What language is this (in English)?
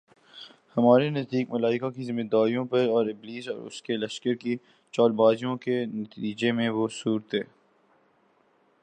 Urdu